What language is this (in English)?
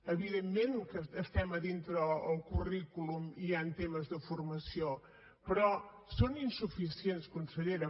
Catalan